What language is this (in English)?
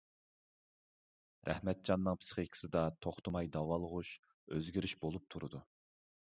Uyghur